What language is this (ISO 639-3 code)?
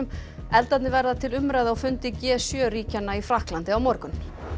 isl